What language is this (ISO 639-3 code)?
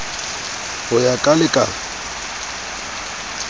sot